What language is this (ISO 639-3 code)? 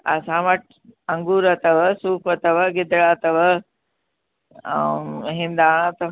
snd